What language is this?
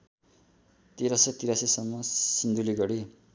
Nepali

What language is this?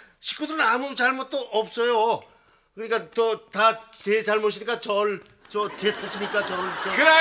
Korean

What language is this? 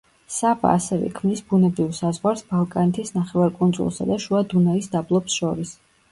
Georgian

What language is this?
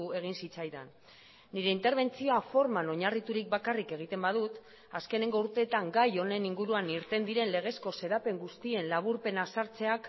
Basque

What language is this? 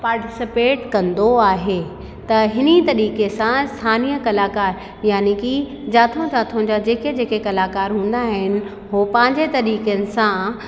Sindhi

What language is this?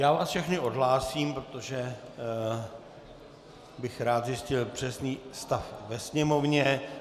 Czech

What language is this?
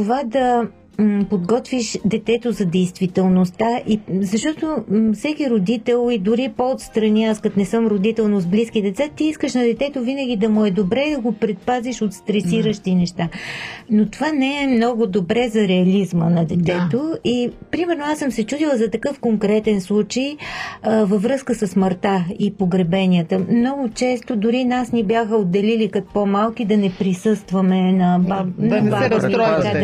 Bulgarian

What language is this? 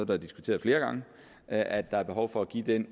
Danish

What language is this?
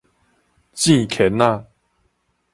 Min Nan Chinese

